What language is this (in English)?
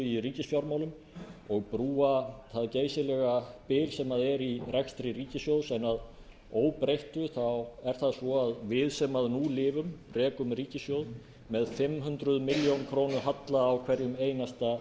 Icelandic